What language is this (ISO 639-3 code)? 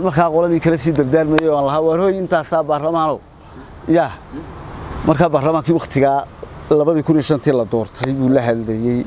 ara